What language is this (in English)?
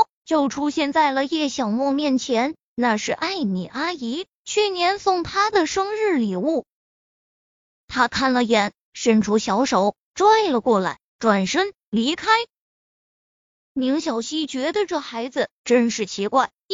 Chinese